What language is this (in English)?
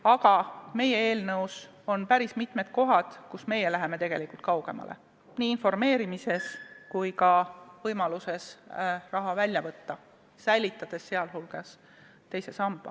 Estonian